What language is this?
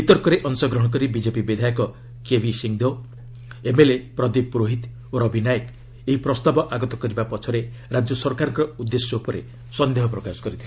Odia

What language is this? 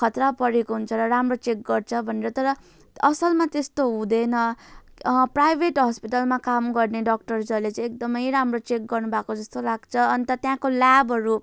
Nepali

